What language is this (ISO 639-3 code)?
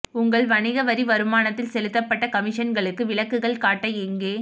tam